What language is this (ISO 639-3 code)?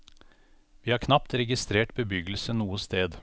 nor